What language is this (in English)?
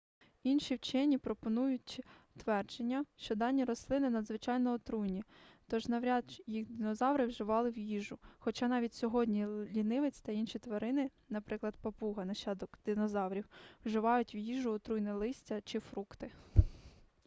Ukrainian